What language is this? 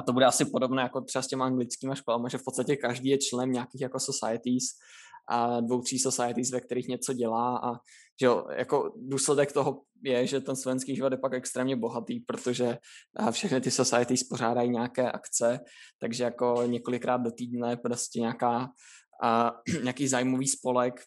Czech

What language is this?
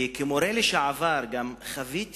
Hebrew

